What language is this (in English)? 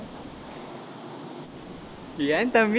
Tamil